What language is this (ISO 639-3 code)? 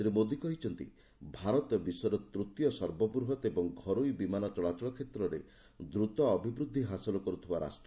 ori